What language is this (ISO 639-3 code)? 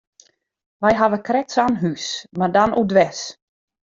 fry